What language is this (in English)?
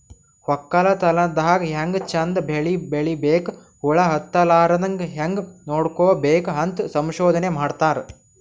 Kannada